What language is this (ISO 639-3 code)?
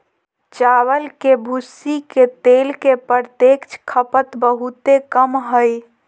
mag